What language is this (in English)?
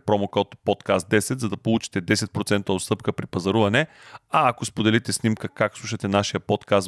Bulgarian